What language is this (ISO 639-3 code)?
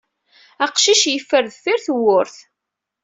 kab